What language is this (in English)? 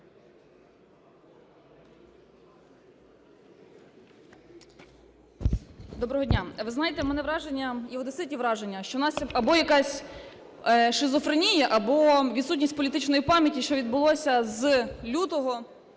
Ukrainian